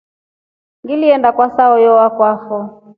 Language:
Rombo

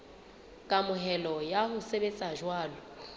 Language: Southern Sotho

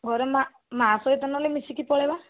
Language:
Odia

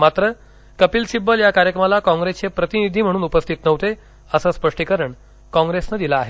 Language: Marathi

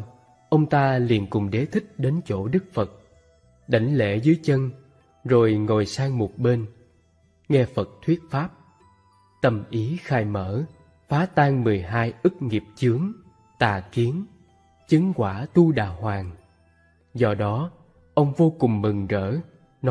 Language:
Vietnamese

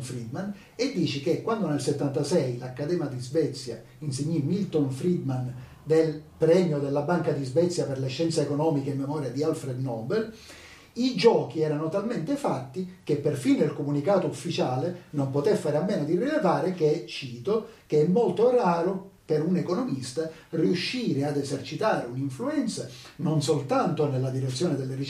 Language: Italian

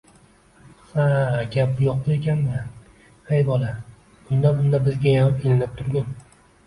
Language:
Uzbek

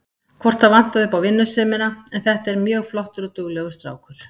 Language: Icelandic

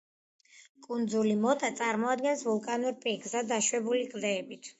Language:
Georgian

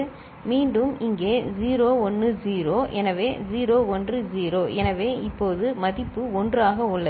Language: Tamil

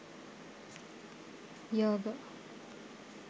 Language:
Sinhala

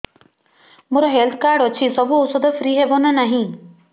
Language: Odia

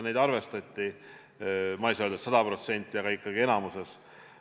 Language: Estonian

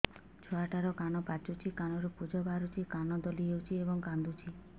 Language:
Odia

